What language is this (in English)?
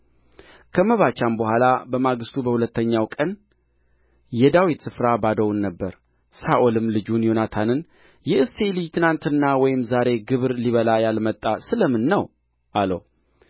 Amharic